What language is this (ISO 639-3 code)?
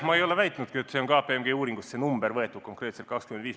est